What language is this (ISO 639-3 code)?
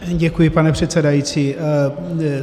ces